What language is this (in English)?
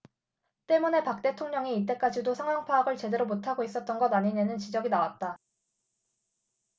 Korean